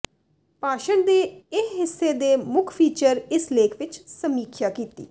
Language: Punjabi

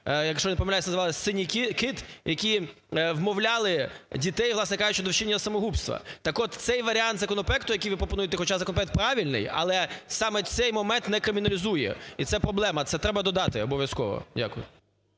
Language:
Ukrainian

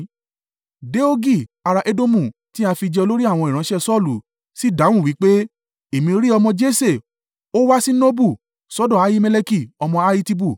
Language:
Yoruba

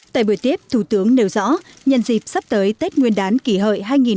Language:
Vietnamese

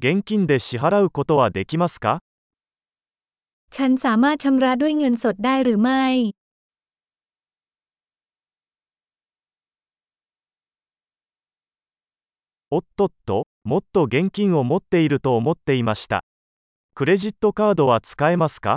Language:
Japanese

